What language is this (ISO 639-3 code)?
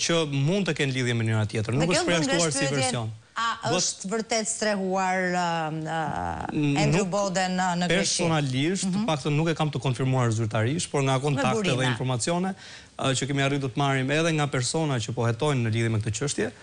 ron